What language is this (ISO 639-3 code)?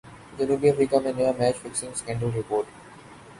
urd